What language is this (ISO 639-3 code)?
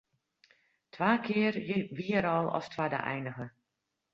fry